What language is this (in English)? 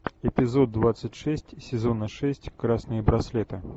Russian